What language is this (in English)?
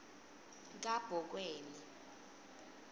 Swati